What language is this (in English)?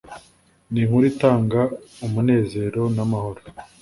Kinyarwanda